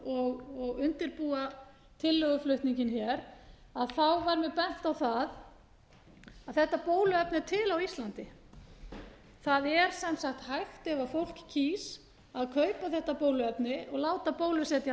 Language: Icelandic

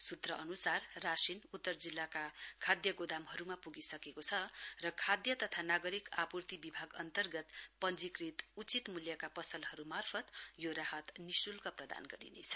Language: Nepali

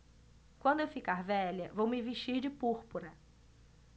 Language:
Portuguese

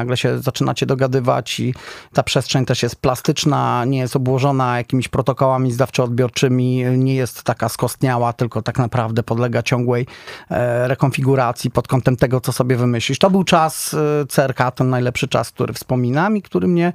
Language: Polish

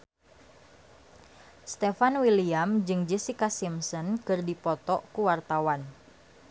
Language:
Sundanese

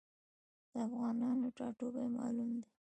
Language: Pashto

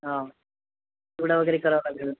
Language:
Marathi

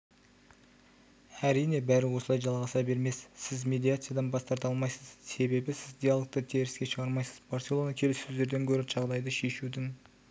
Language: Kazakh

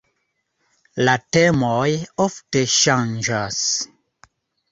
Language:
Esperanto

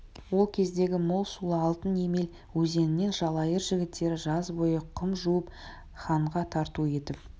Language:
Kazakh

